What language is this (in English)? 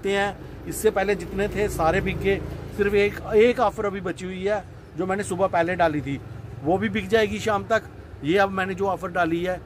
Hindi